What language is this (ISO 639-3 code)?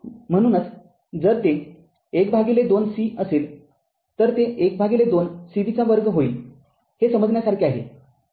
mar